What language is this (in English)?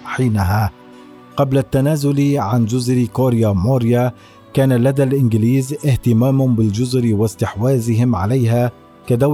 Arabic